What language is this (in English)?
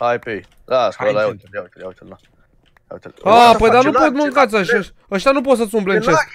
Romanian